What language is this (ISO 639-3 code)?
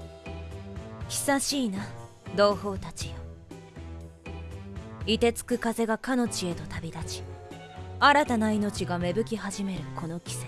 jpn